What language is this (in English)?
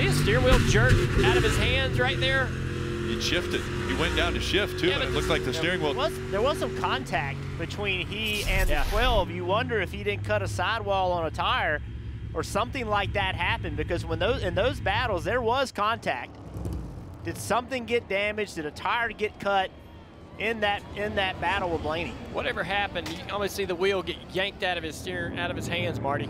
English